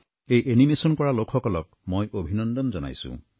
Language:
Assamese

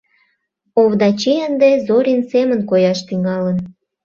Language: Mari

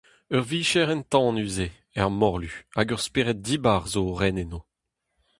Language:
Breton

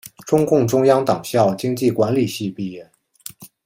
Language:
Chinese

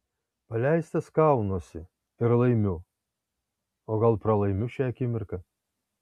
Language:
Lithuanian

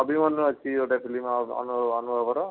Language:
Odia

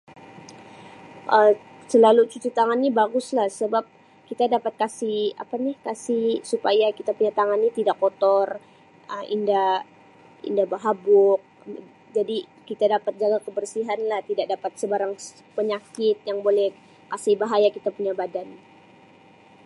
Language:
Sabah Malay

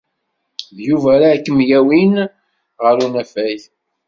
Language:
Kabyle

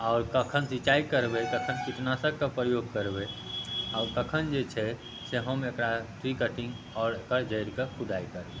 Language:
Maithili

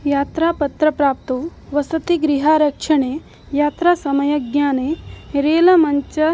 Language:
Sanskrit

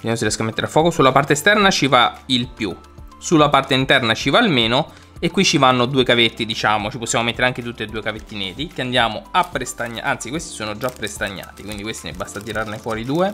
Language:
Italian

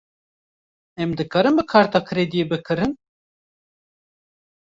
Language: Kurdish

